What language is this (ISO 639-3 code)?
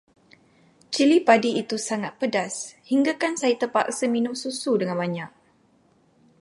msa